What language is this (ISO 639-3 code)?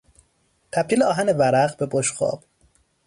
fas